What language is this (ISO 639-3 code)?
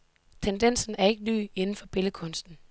dan